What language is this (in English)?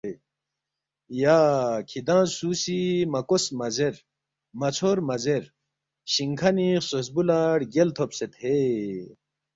Balti